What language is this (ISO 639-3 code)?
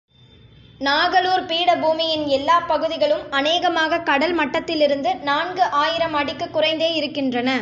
tam